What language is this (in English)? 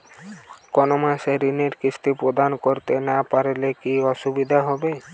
Bangla